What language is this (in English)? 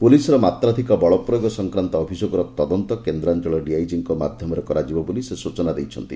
Odia